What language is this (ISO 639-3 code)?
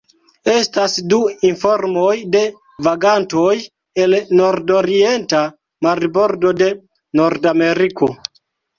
epo